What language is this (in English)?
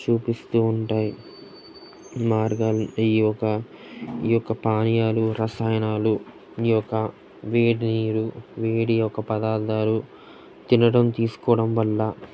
Telugu